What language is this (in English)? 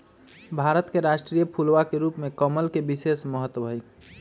Magahi